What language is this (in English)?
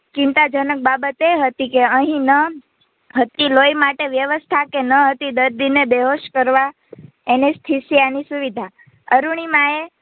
Gujarati